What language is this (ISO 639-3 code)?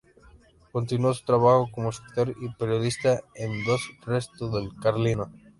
spa